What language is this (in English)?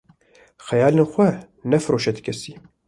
Kurdish